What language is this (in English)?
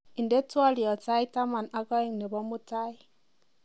Kalenjin